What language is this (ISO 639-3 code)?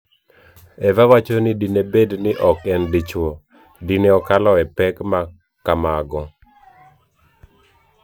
luo